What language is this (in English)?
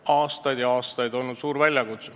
Estonian